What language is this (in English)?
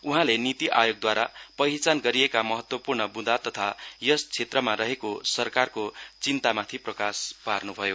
Nepali